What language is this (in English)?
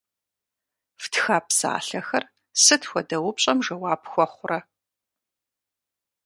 Kabardian